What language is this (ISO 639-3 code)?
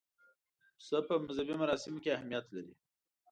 pus